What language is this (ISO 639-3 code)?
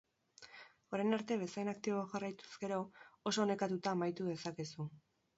eus